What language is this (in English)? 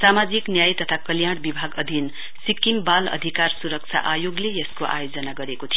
Nepali